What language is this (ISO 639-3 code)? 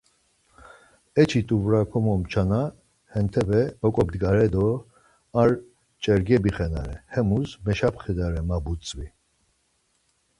lzz